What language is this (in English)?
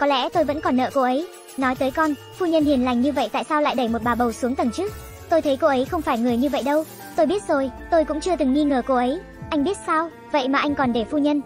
Vietnamese